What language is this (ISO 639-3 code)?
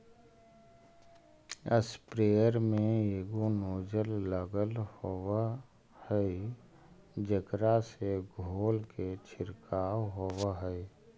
mag